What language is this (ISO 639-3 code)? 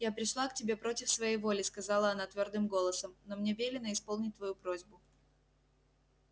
rus